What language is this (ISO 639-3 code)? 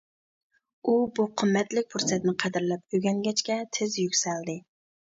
uig